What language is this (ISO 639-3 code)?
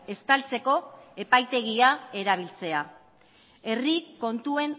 eus